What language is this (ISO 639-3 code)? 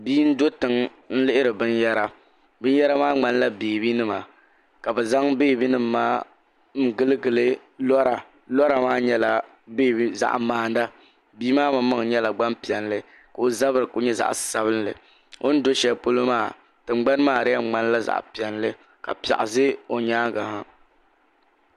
dag